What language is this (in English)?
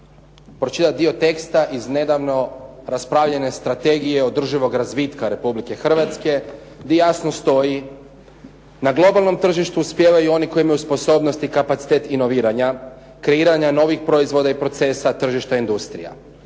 Croatian